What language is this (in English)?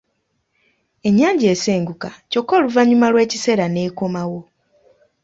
Ganda